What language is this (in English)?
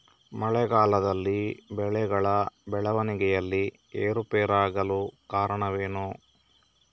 Kannada